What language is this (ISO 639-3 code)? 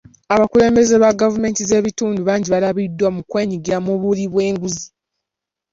lug